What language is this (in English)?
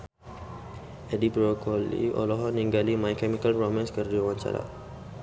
Sundanese